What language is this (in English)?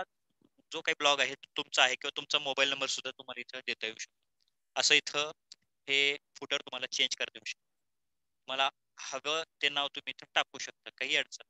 Marathi